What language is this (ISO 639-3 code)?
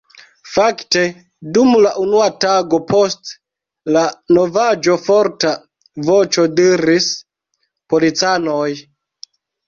epo